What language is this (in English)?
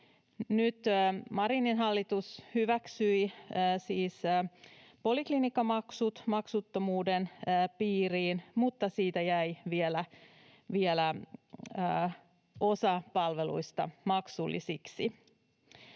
Finnish